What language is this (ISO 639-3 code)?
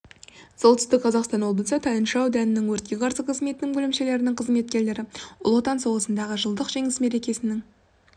kaz